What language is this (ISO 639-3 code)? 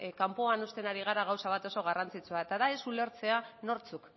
eus